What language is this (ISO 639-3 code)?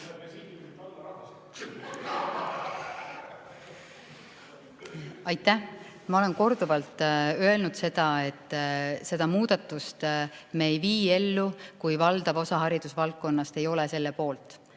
est